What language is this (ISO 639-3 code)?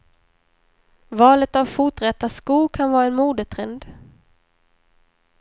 swe